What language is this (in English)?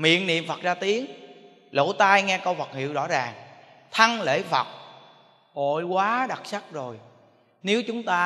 Vietnamese